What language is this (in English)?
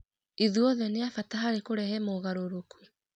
Kikuyu